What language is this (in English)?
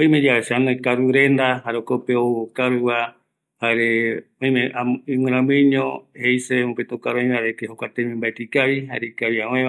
Eastern Bolivian Guaraní